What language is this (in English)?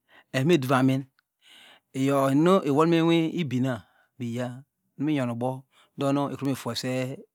Degema